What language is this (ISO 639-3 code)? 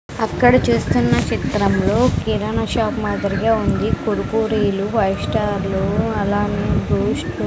tel